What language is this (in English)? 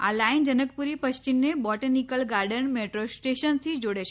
Gujarati